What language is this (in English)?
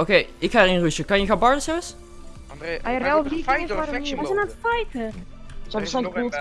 Dutch